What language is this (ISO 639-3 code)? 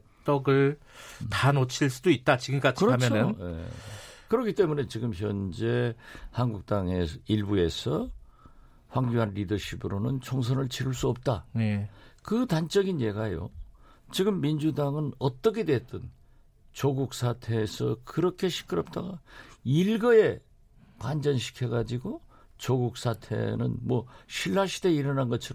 kor